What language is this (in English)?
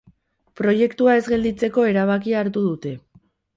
Basque